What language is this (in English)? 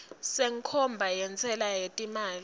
Swati